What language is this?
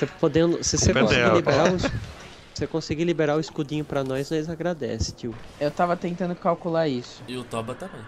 Portuguese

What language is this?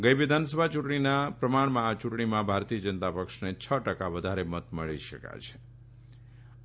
Gujarati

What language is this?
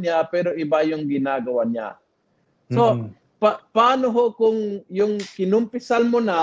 Filipino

